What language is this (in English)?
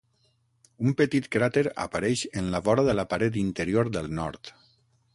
Catalan